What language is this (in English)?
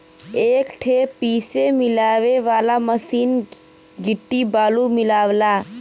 Bhojpuri